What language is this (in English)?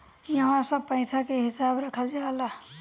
Bhojpuri